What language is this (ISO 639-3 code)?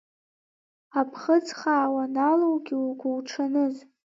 abk